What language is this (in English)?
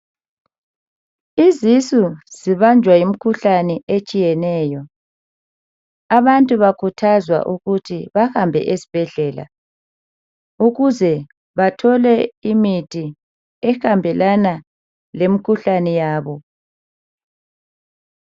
North Ndebele